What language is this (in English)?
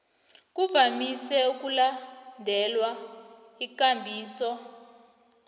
South Ndebele